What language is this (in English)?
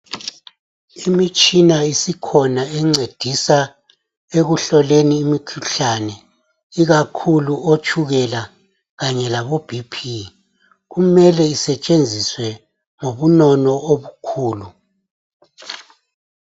North Ndebele